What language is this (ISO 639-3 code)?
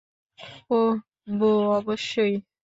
ben